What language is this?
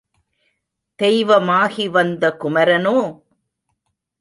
Tamil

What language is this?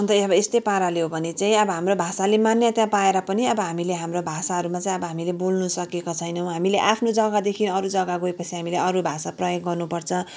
Nepali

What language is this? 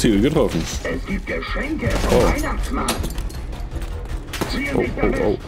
German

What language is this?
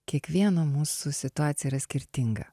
Lithuanian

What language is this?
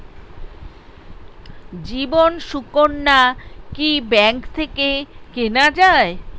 Bangla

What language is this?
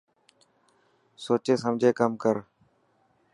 Dhatki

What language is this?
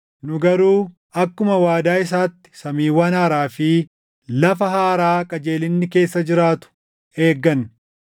Oromo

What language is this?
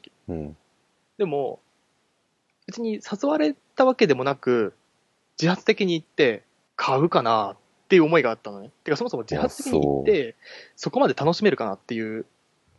Japanese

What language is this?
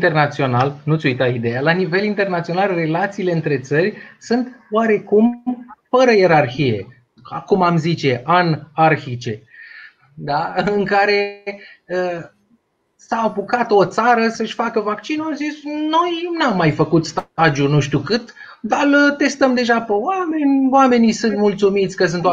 Romanian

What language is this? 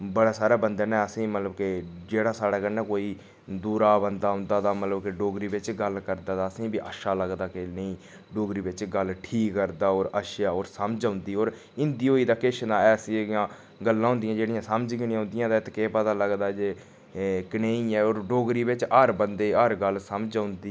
Dogri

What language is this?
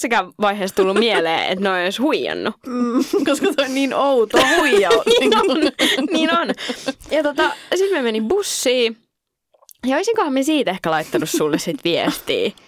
Finnish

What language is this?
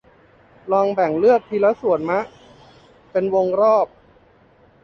Thai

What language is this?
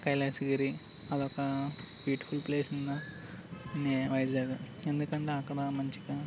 Telugu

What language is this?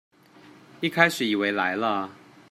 Chinese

